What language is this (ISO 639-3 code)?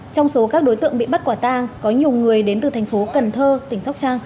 vie